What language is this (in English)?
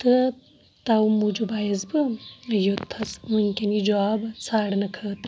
Kashmiri